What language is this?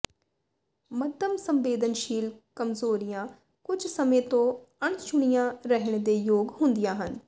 Punjabi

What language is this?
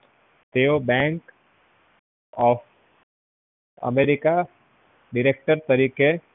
Gujarati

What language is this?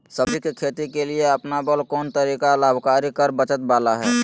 Magahi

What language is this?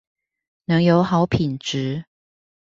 Chinese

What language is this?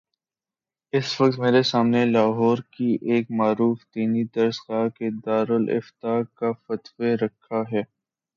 Urdu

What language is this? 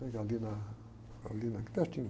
Portuguese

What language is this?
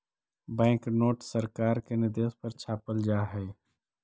Magahi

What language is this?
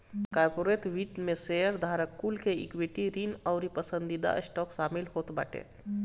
Bhojpuri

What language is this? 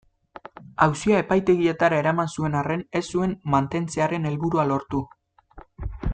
Basque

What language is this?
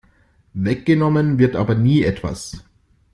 German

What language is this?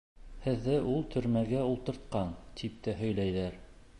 Bashkir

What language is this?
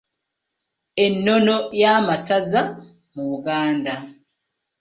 Ganda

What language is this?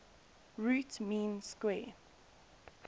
English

